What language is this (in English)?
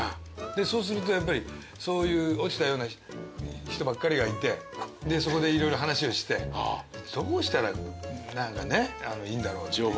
Japanese